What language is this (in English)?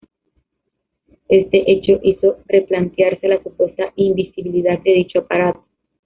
Spanish